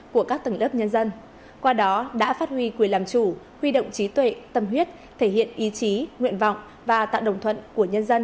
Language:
Vietnamese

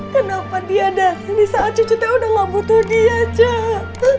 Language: Indonesian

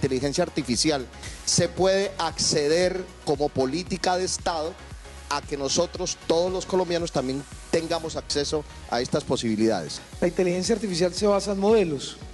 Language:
Spanish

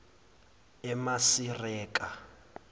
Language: Zulu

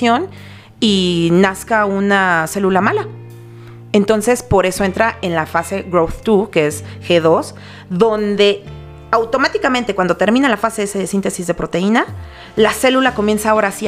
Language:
Spanish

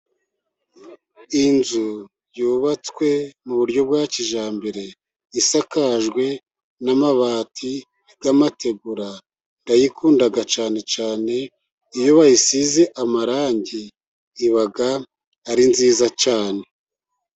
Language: Kinyarwanda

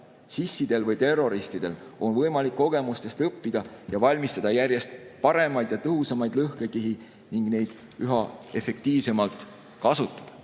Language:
Estonian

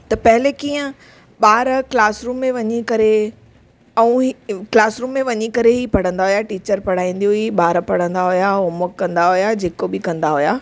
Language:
Sindhi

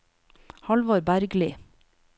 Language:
Norwegian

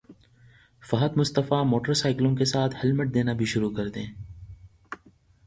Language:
Urdu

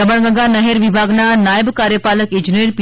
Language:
Gujarati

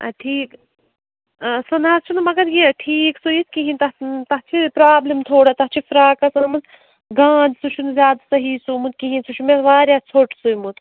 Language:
Kashmiri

